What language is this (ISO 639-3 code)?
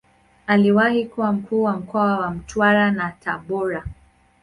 swa